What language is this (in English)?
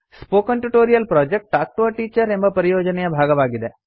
Kannada